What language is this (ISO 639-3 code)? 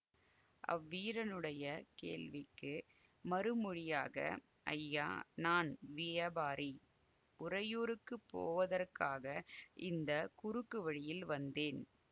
tam